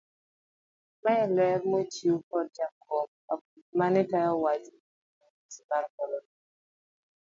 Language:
Luo (Kenya and Tanzania)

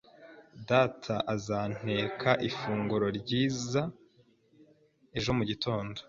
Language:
Kinyarwanda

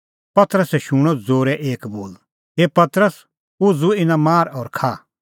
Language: Kullu Pahari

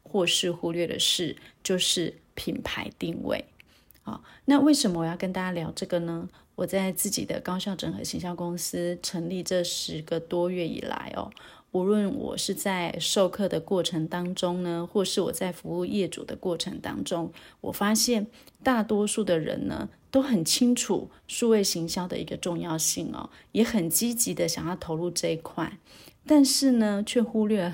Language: Chinese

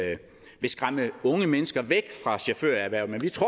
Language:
Danish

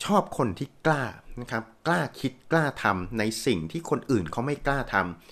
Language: Thai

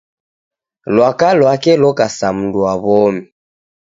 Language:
Taita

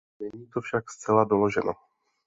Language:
Czech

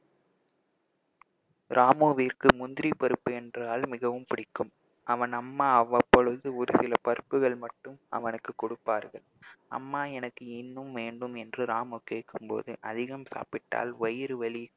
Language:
Tamil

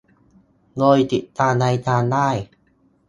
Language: Thai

